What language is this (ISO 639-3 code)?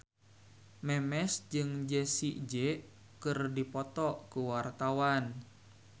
sun